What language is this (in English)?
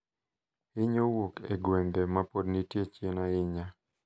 Luo (Kenya and Tanzania)